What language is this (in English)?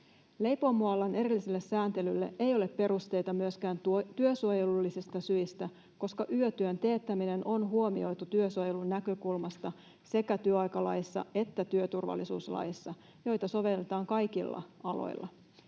Finnish